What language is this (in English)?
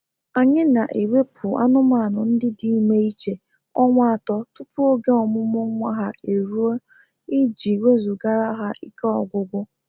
Igbo